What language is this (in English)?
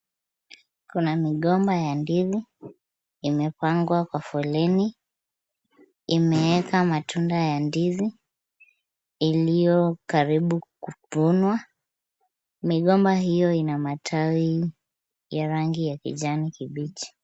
Swahili